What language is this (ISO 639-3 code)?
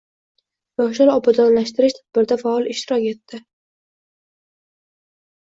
uzb